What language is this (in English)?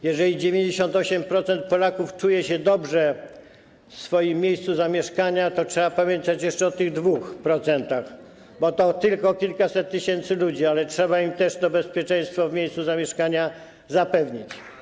Polish